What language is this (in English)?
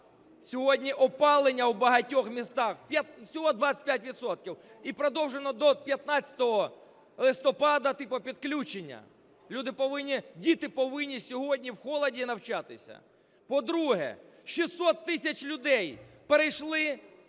Ukrainian